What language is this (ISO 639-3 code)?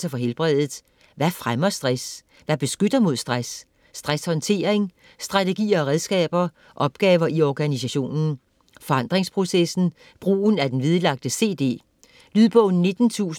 dan